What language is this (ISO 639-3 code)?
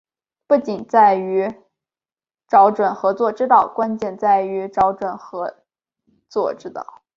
zho